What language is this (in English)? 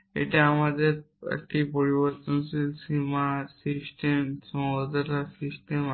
Bangla